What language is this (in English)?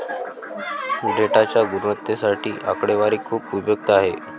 Marathi